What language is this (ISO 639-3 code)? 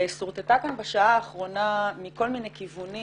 heb